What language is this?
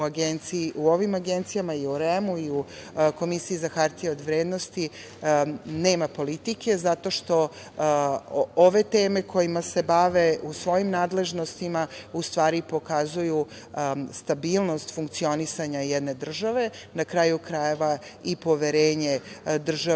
Serbian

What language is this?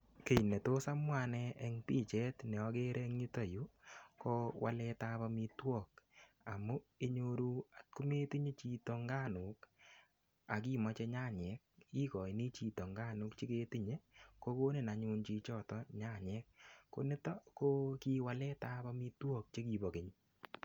Kalenjin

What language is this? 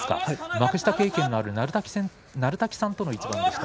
Japanese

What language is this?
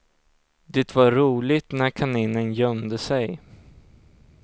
Swedish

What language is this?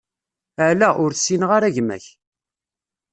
Kabyle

